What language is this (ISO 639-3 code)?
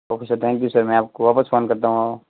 hin